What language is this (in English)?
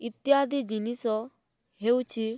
Odia